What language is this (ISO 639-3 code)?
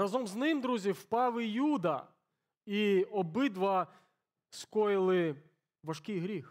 ukr